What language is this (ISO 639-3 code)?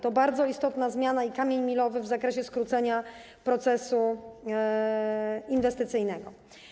pol